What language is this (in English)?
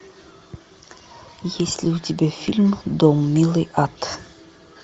Russian